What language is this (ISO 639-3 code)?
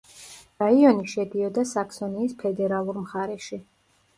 kat